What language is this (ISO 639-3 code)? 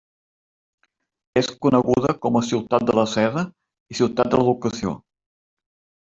cat